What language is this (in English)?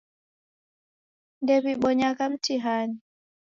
Taita